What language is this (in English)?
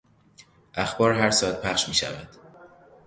Persian